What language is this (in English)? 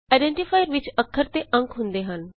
Punjabi